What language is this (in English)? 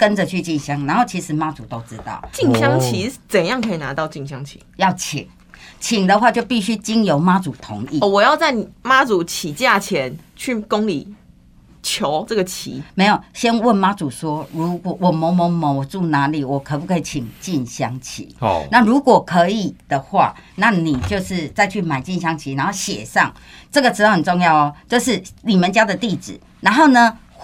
Chinese